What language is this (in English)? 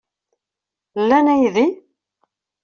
Kabyle